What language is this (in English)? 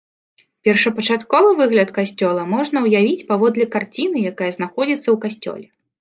Belarusian